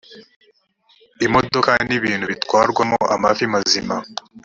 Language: Kinyarwanda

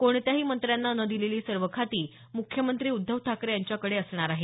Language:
Marathi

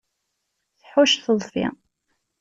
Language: Kabyle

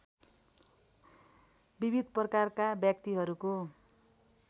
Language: Nepali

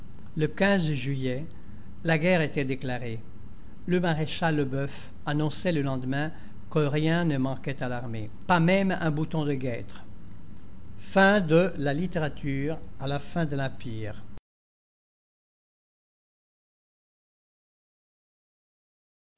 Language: French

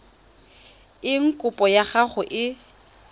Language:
Tswana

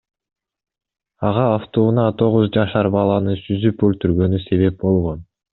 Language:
Kyrgyz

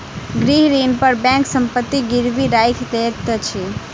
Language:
Maithili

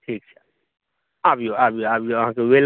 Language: Maithili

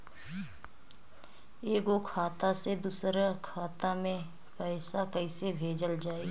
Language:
Bhojpuri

